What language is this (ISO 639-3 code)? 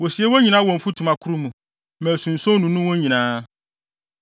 aka